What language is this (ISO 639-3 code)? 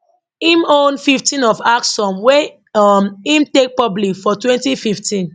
pcm